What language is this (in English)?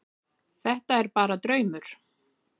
Icelandic